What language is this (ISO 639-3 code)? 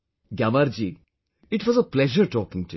eng